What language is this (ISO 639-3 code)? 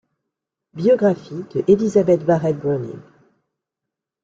fra